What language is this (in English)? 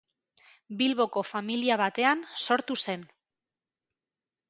Basque